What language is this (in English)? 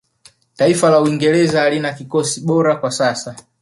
Swahili